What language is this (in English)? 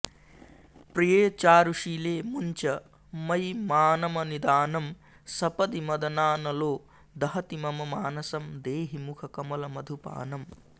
Sanskrit